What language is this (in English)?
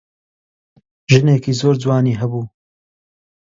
Central Kurdish